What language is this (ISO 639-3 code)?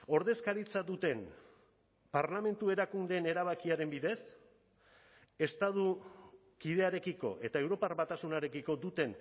eus